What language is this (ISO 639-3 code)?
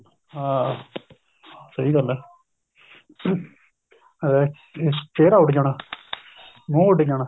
pan